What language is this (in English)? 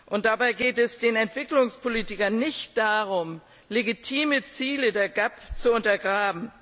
German